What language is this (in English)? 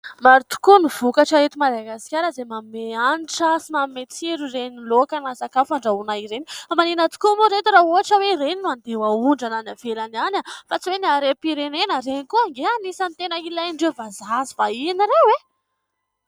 Malagasy